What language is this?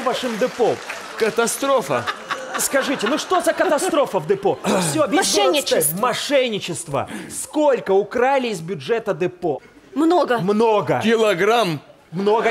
Russian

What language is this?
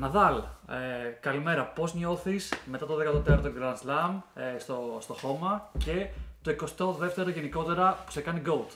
Greek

